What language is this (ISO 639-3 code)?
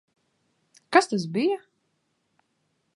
lav